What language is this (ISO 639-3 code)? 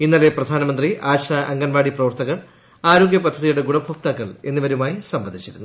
mal